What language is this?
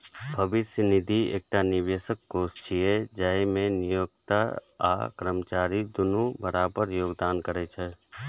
Maithili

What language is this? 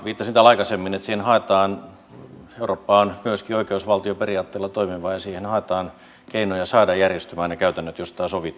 Finnish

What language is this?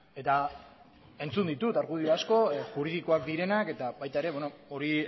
Basque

